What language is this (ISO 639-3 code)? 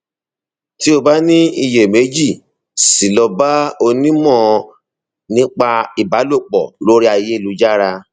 yor